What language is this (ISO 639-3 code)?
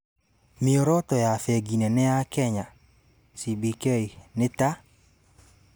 kik